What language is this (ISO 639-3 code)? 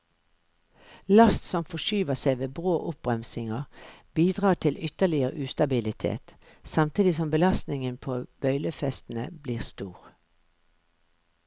nor